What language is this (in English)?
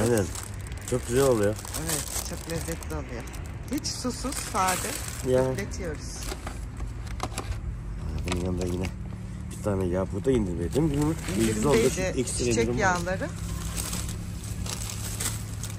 Turkish